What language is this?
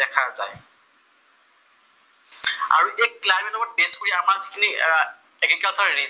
Assamese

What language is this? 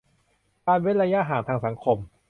Thai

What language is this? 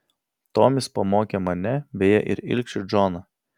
Lithuanian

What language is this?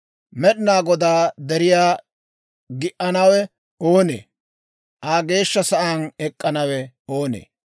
Dawro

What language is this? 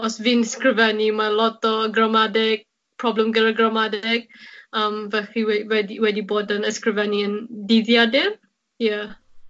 Welsh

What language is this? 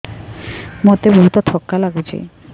Odia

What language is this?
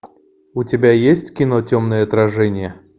Russian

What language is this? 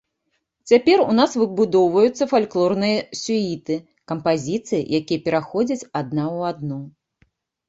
Belarusian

